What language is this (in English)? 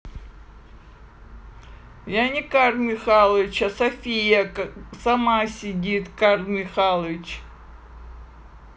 Russian